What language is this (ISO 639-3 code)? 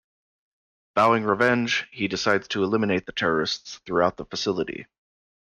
eng